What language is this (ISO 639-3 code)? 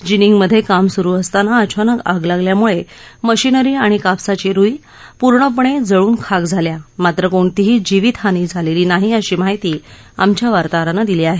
mar